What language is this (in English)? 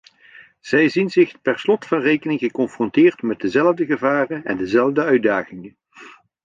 Dutch